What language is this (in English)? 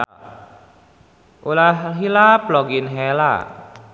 Sundanese